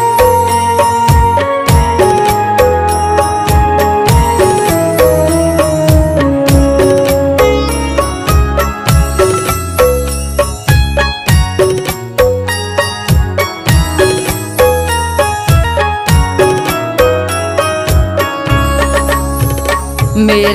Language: Hindi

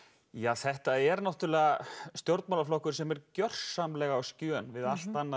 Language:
Icelandic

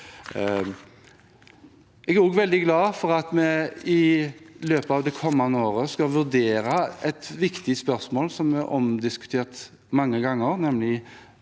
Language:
Norwegian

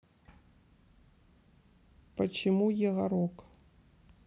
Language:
Russian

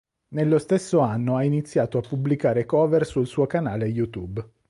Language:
Italian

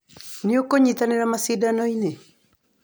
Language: Kikuyu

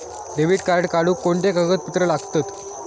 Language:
Marathi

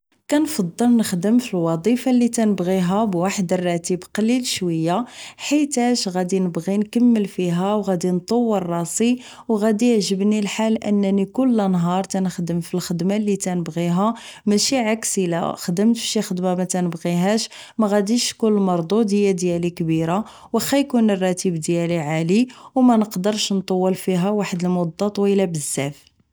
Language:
Moroccan Arabic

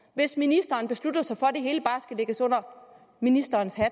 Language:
Danish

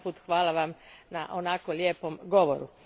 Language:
Croatian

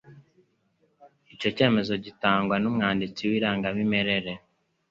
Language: Kinyarwanda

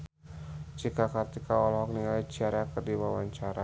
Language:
Sundanese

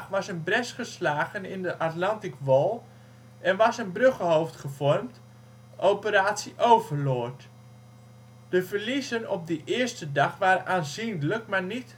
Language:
Dutch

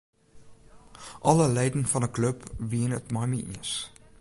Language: Western Frisian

